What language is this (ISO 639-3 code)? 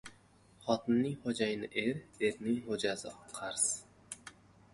uzb